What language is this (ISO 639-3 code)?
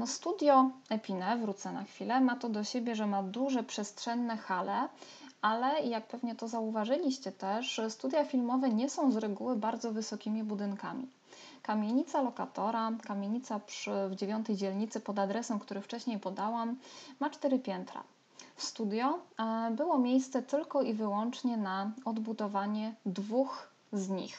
pol